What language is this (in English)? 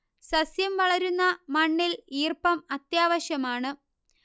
Malayalam